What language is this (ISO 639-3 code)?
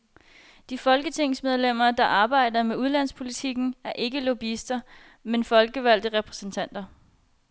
dan